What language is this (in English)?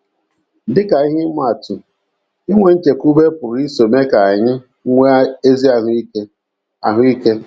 Igbo